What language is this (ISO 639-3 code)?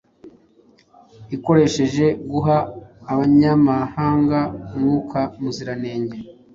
kin